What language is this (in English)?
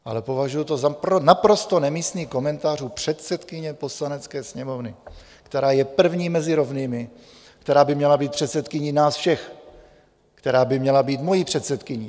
Czech